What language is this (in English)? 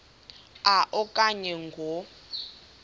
Xhosa